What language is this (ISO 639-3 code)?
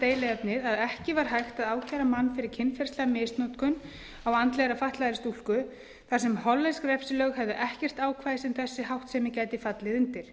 isl